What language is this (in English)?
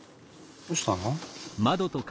Japanese